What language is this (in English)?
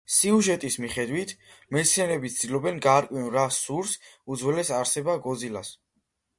Georgian